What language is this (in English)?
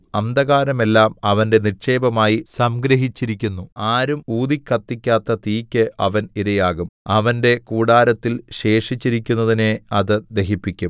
Malayalam